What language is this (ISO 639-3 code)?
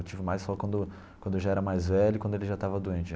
por